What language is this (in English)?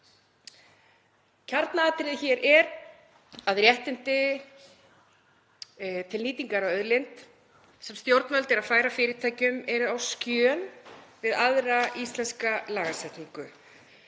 Icelandic